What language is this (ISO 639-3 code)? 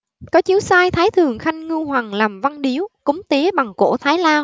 vie